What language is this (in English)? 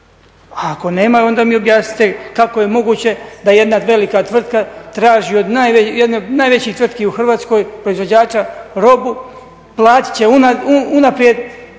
Croatian